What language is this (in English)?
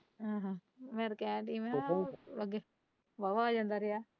Punjabi